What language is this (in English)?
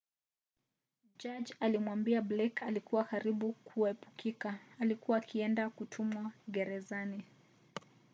Swahili